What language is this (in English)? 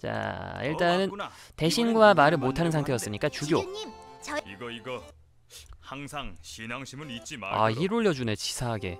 Korean